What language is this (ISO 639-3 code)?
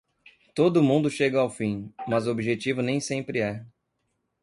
por